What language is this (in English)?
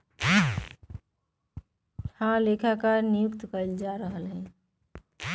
Magahi